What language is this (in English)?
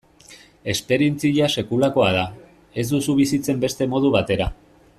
Basque